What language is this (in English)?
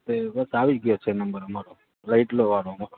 Gujarati